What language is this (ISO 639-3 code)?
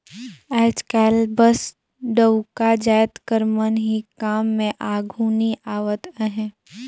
hne